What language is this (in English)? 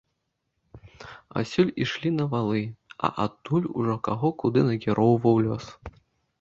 Belarusian